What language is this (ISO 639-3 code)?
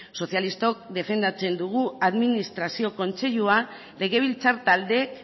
eus